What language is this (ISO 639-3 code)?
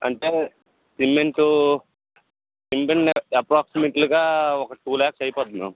tel